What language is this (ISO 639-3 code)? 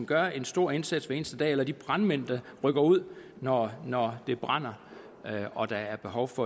dan